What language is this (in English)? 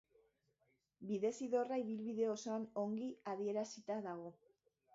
Basque